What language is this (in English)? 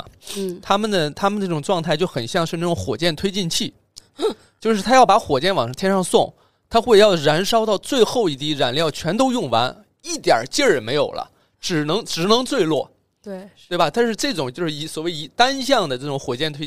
Chinese